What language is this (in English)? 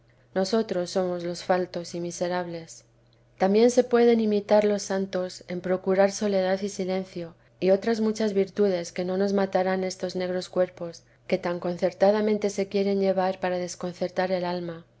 Spanish